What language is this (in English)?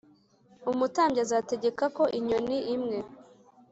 Kinyarwanda